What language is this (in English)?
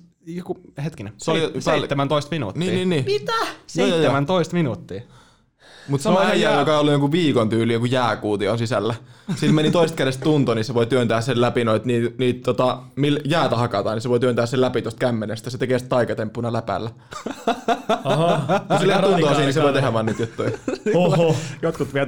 Finnish